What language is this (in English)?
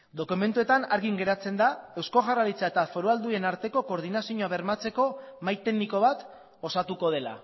Basque